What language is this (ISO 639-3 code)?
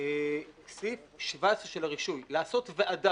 heb